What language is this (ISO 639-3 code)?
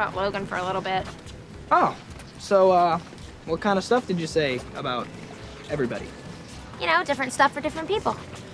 eng